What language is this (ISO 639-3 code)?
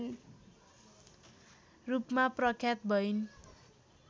nep